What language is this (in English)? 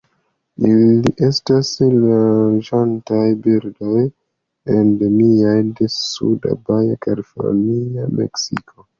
Esperanto